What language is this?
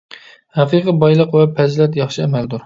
Uyghur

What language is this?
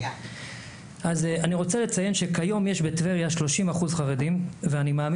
Hebrew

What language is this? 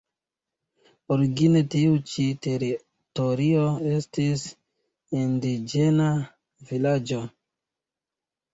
Esperanto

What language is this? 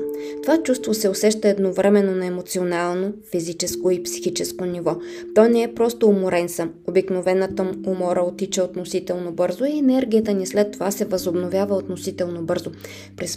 Bulgarian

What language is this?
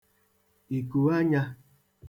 Igbo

